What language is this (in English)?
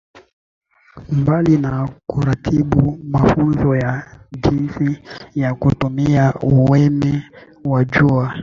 Swahili